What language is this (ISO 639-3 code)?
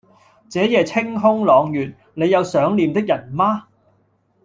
yue